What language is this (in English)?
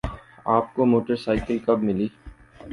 Urdu